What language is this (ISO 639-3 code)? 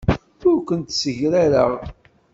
kab